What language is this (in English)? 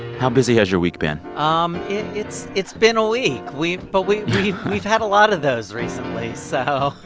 English